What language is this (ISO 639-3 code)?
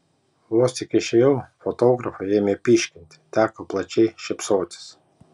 lit